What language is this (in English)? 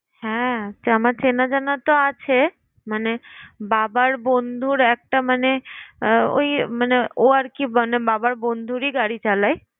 Bangla